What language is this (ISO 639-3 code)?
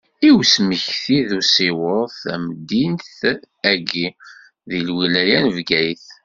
kab